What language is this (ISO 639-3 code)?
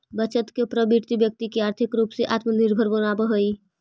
mag